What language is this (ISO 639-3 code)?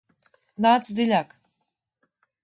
lav